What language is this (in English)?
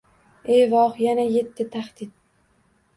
Uzbek